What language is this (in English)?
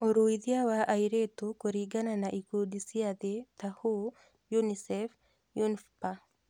Kikuyu